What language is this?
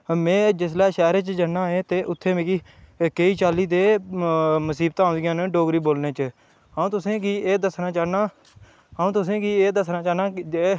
Dogri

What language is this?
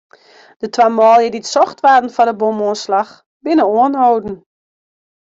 Western Frisian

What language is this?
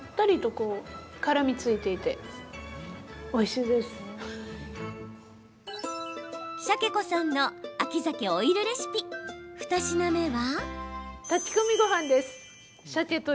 Japanese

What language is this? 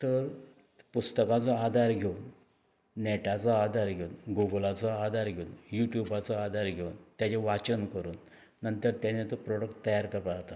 Konkani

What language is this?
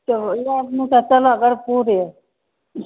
Maithili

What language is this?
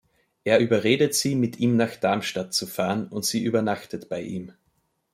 German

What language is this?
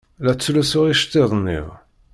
Kabyle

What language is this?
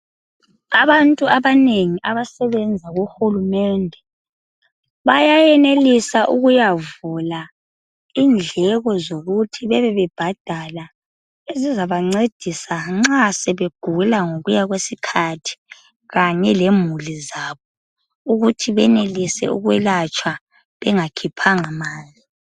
North Ndebele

